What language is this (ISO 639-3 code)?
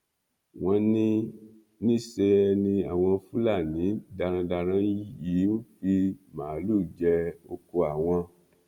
yor